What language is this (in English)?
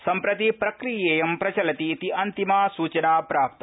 Sanskrit